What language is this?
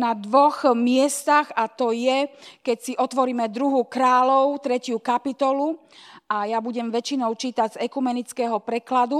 Slovak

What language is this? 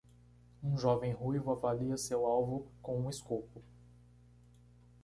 Portuguese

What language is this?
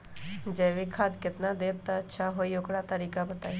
Magahi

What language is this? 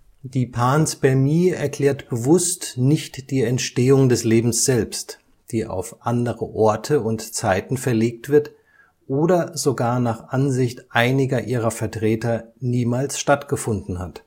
German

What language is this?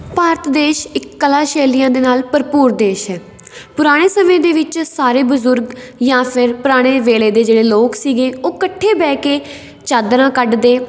Punjabi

